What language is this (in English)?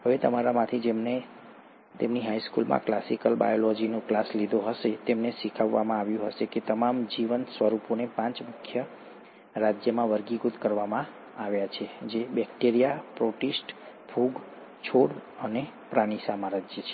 Gujarati